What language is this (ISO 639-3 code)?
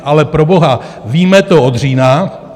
ces